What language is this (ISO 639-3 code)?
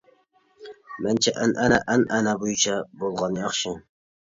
uig